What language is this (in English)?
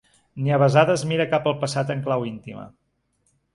Catalan